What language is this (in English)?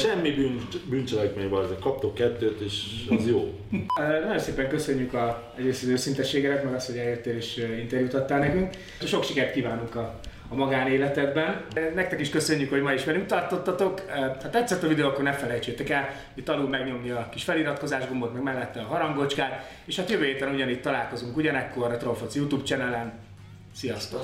Hungarian